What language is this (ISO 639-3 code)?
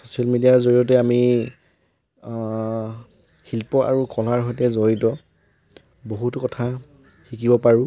asm